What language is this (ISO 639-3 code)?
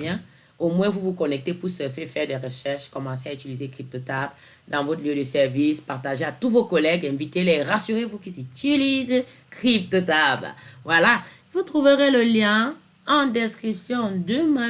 fra